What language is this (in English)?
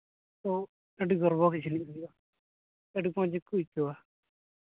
Santali